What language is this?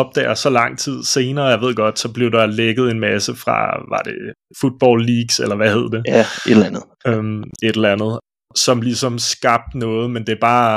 Danish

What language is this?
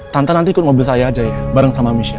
Indonesian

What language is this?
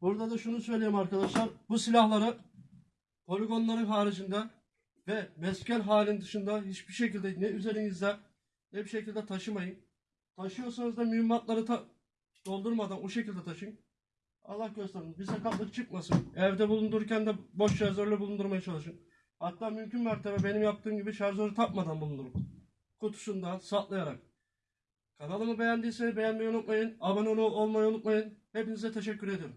Turkish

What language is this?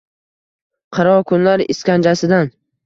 Uzbek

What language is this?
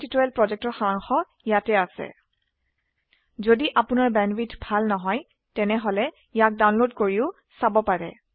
Assamese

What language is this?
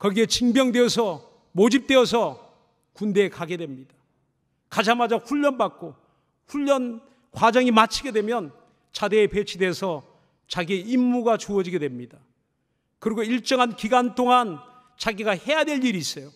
Korean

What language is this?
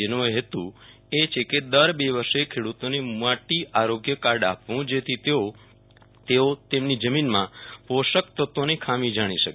Gujarati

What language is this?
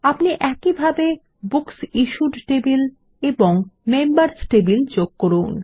Bangla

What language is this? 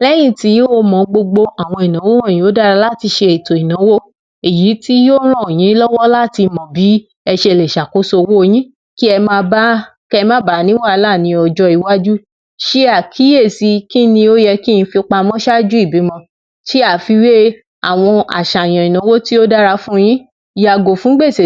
Yoruba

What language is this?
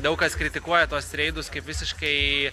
Lithuanian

